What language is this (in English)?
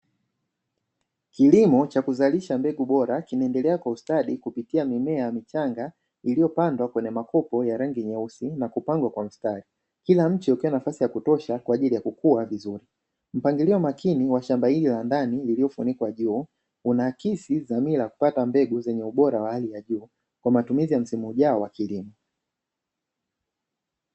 Swahili